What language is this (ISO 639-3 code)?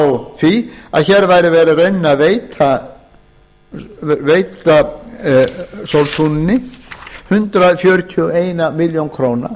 isl